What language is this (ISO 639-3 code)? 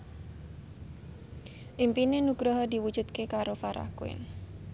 jav